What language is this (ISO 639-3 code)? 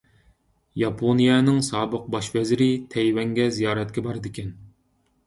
uig